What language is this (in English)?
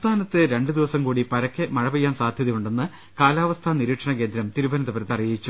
Malayalam